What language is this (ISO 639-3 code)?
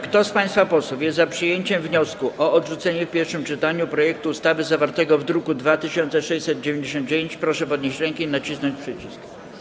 pol